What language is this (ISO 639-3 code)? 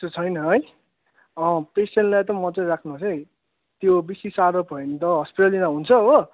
nep